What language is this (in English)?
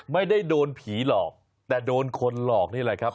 Thai